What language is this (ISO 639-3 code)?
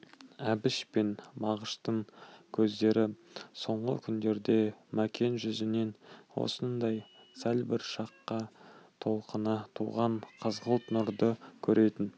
kaz